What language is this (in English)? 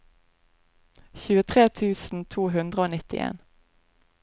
Norwegian